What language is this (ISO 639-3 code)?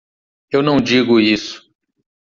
por